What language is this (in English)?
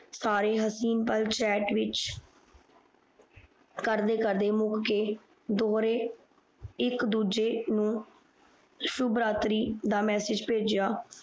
Punjabi